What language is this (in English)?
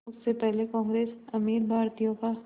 Hindi